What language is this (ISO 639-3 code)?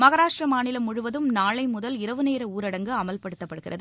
tam